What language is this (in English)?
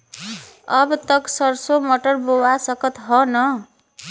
Bhojpuri